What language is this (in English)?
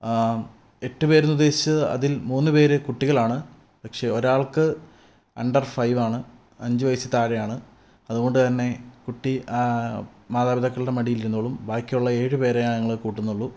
Malayalam